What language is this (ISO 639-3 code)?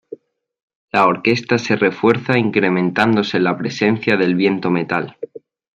spa